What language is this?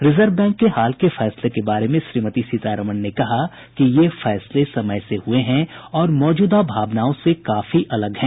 Hindi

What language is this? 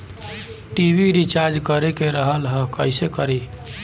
Bhojpuri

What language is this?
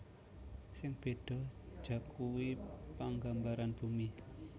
Javanese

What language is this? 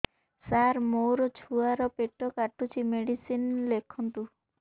Odia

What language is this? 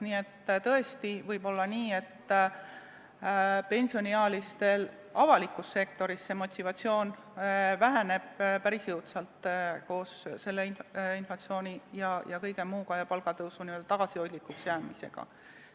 Estonian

